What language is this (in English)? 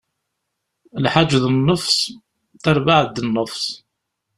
Kabyle